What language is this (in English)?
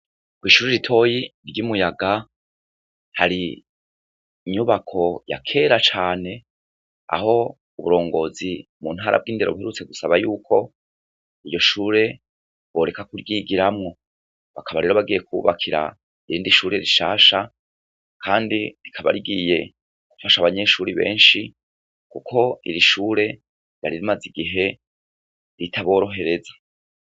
Rundi